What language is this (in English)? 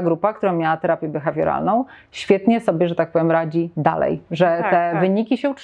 Polish